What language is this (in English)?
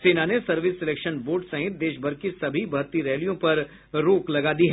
Hindi